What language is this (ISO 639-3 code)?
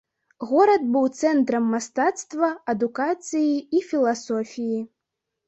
bel